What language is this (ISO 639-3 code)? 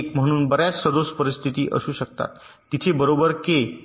mar